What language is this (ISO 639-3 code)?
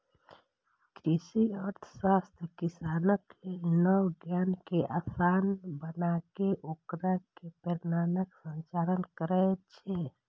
mai